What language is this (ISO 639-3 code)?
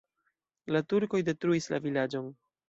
epo